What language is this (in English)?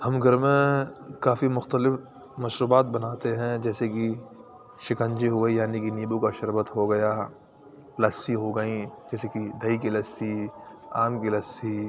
Urdu